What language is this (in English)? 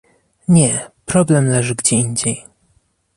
Polish